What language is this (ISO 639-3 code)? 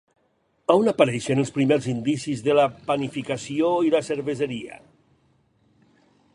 cat